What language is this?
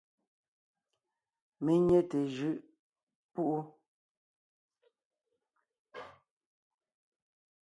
Ngiemboon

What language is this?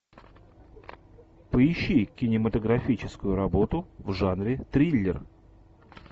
Russian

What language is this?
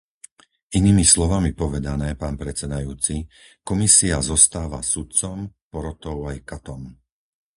Slovak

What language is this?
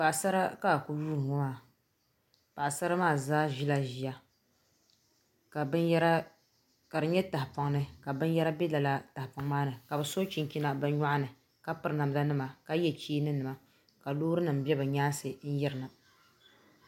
Dagbani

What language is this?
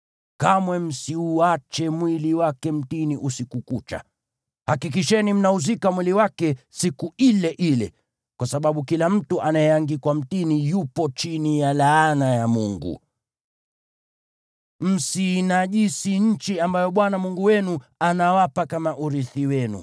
Swahili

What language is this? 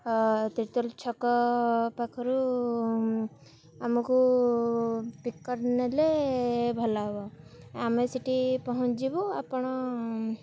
Odia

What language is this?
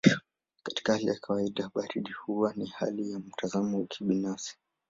Swahili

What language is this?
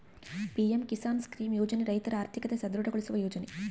Kannada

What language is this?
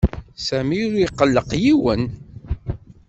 Kabyle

